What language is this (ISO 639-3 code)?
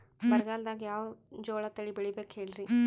kan